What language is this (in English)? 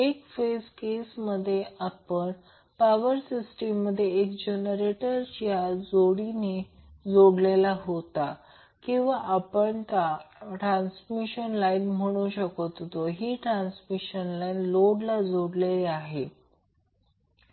Marathi